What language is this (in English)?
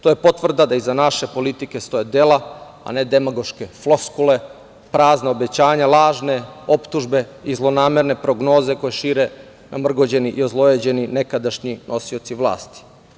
Serbian